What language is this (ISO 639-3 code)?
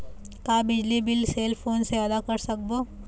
hne